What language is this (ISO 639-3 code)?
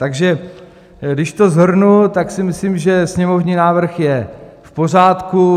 ces